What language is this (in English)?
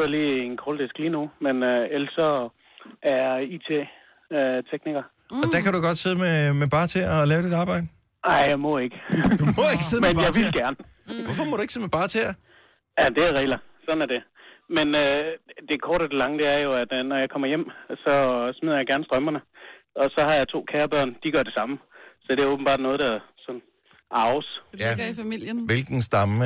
Danish